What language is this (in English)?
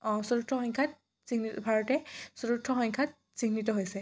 Assamese